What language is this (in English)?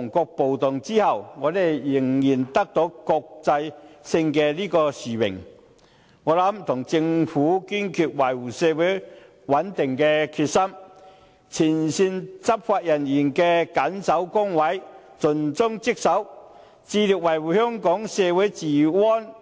Cantonese